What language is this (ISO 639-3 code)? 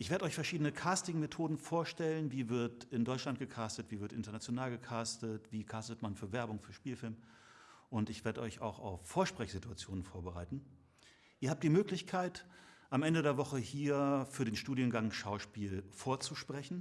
deu